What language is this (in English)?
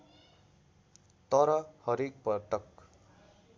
Nepali